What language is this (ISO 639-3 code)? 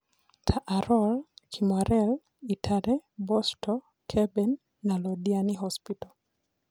kik